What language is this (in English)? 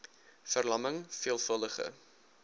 Afrikaans